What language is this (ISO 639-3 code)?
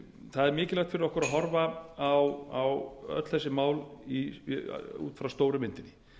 isl